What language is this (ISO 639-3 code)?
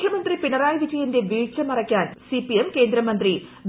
mal